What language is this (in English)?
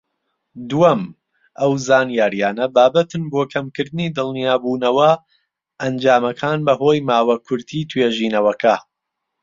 Central Kurdish